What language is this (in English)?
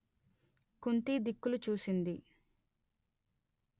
Telugu